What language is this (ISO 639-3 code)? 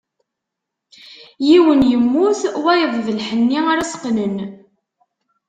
kab